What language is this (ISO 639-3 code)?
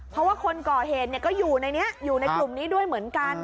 tha